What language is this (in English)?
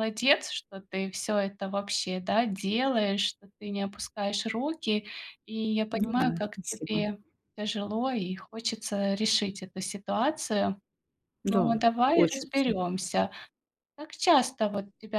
Russian